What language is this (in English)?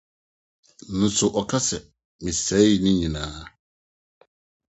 Akan